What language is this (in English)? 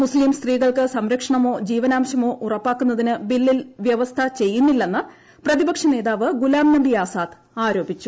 Malayalam